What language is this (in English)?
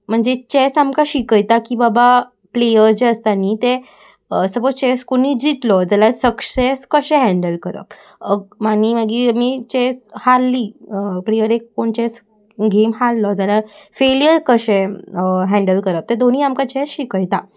Konkani